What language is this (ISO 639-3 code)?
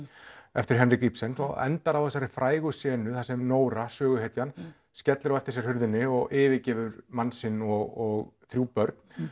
isl